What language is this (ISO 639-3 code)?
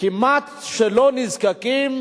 heb